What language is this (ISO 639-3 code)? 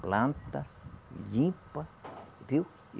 por